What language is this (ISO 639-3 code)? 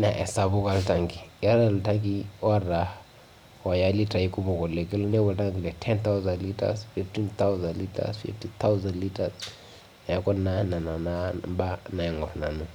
mas